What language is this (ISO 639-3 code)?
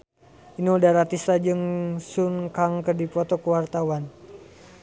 sun